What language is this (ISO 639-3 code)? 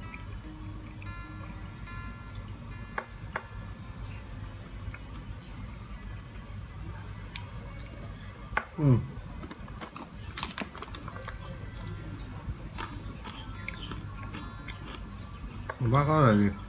tha